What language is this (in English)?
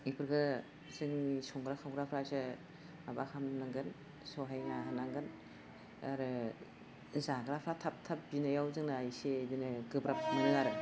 Bodo